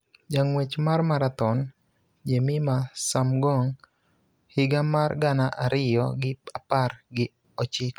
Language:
Luo (Kenya and Tanzania)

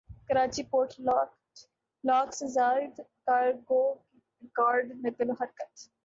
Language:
Urdu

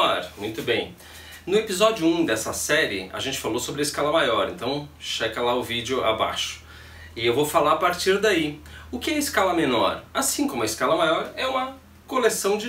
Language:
Portuguese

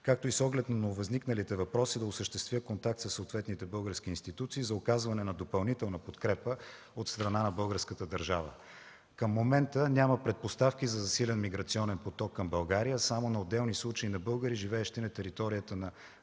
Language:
Bulgarian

